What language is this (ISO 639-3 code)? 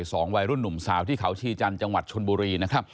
tha